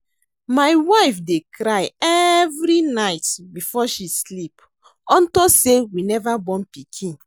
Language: Nigerian Pidgin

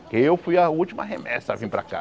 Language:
Portuguese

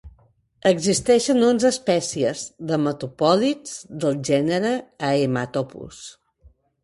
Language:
Catalan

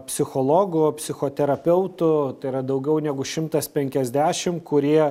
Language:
Lithuanian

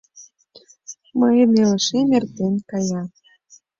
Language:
Mari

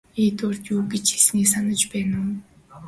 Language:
Mongolian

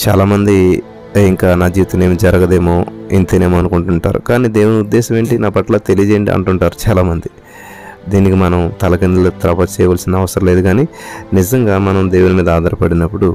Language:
Telugu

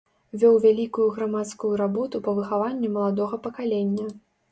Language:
Belarusian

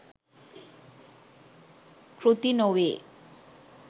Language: Sinhala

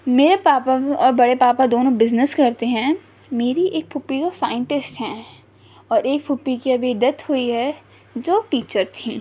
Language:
Urdu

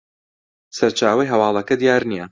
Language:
Central Kurdish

